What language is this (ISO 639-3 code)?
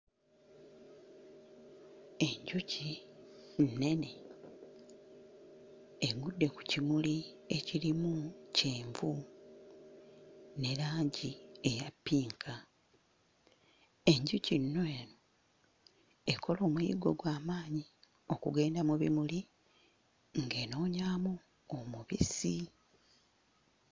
lug